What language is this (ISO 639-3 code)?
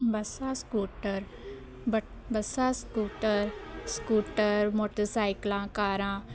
pan